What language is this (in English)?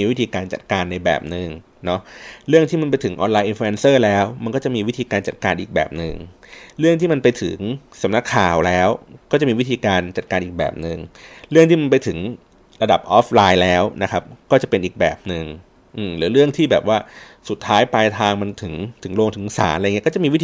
Thai